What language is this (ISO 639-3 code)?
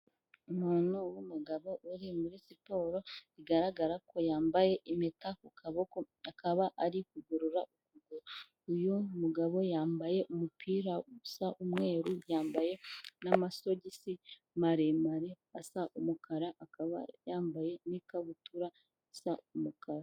kin